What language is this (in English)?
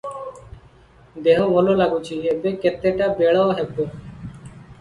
Odia